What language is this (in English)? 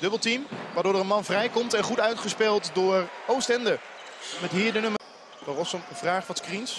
Dutch